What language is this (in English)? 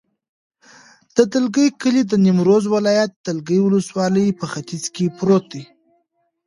Pashto